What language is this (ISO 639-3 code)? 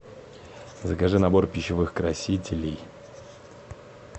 rus